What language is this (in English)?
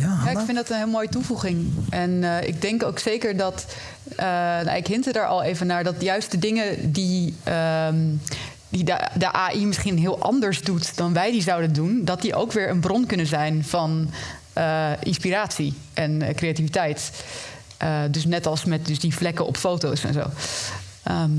Dutch